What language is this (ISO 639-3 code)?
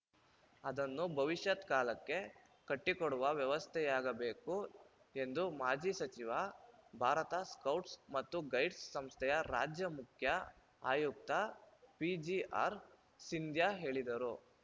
kan